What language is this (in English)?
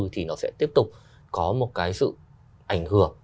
Vietnamese